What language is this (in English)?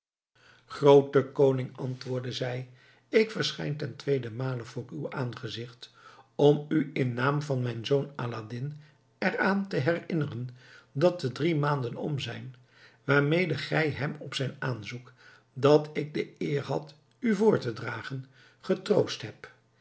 Dutch